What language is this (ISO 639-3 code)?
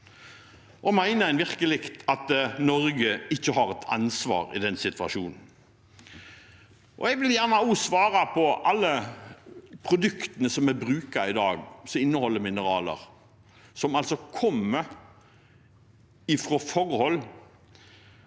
nor